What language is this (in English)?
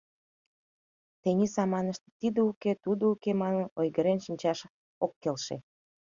Mari